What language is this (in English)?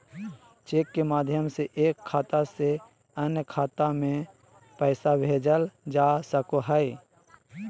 Magahi